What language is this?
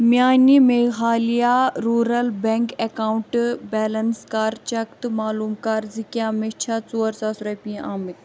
Kashmiri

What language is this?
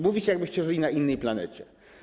Polish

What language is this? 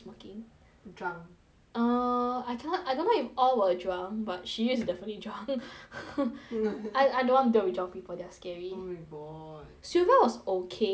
English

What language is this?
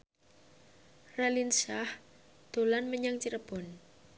Javanese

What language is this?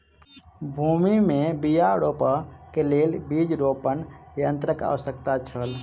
Maithili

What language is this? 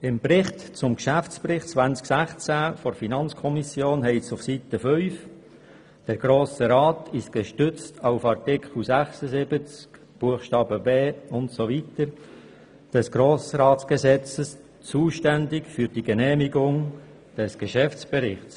Swiss German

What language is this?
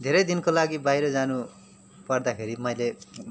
Nepali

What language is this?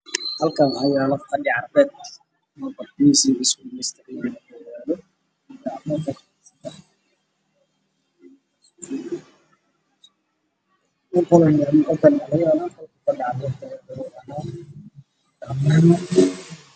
Somali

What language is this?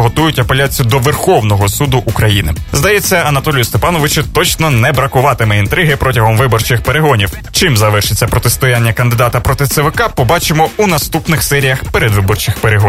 Ukrainian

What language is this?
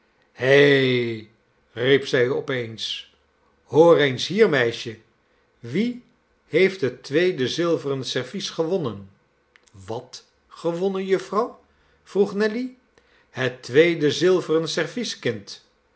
Dutch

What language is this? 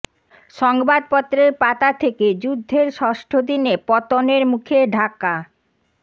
Bangla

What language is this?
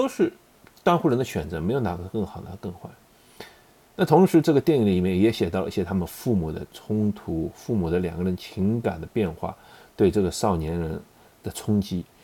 Chinese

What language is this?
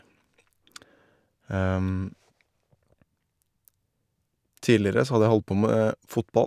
Norwegian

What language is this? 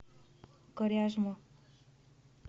Russian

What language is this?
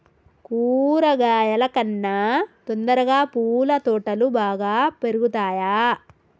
Telugu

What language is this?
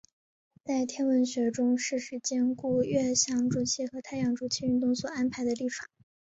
Chinese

